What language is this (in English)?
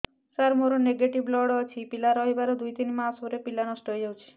Odia